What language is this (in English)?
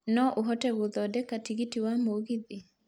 Kikuyu